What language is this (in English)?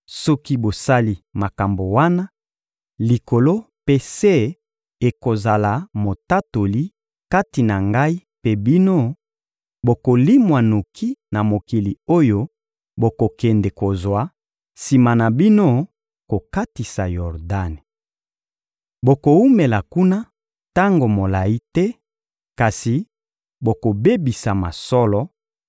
Lingala